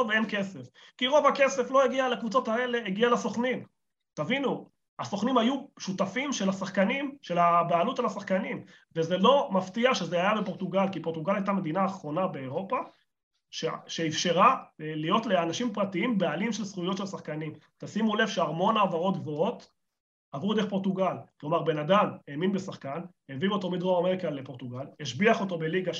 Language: Hebrew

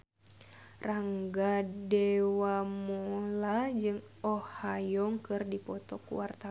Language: Sundanese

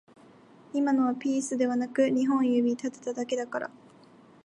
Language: Japanese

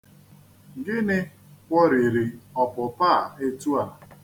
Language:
Igbo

